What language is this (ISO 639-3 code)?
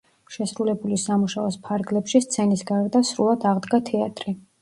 kat